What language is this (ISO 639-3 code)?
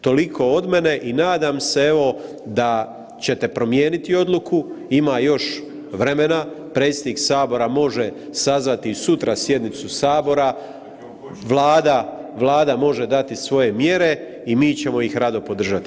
hrv